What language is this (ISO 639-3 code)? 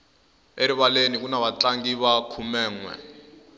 tso